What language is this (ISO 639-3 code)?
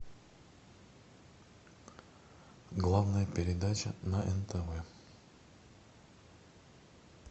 rus